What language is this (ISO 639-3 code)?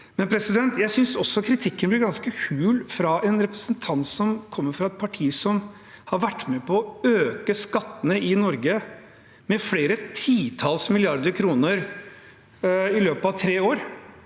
nor